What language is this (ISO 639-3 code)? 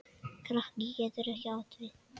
isl